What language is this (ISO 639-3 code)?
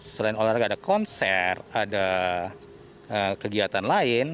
ind